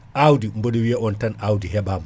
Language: Fula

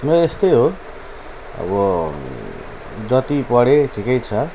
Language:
Nepali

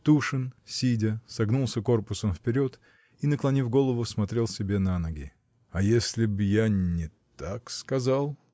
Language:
Russian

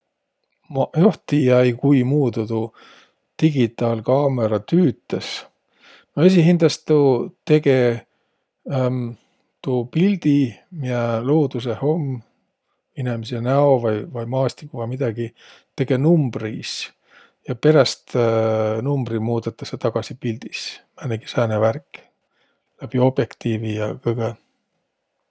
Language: Võro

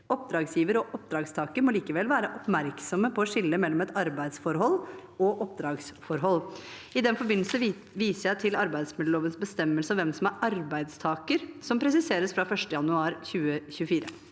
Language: Norwegian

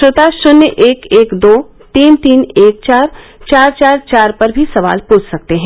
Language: Hindi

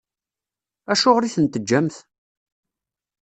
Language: Kabyle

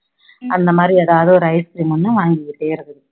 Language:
Tamil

